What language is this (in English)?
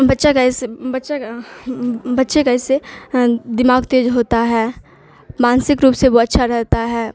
Urdu